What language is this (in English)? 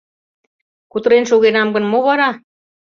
Mari